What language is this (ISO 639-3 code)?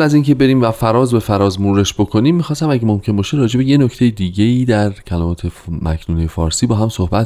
fas